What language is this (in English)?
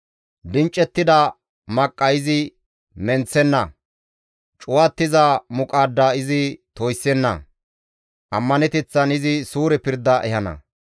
Gamo